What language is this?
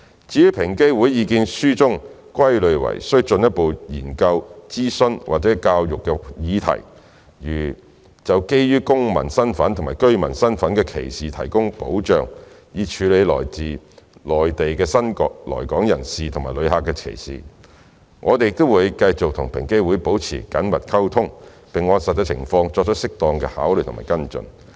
Cantonese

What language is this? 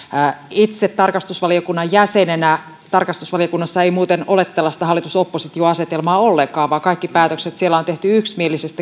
Finnish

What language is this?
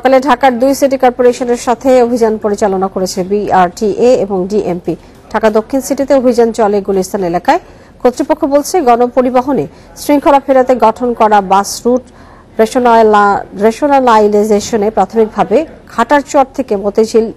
Hindi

